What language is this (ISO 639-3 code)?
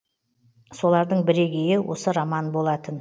kaz